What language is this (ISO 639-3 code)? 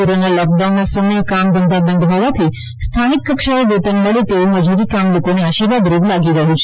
guj